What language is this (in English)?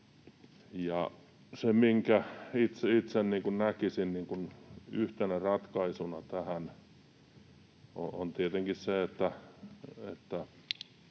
Finnish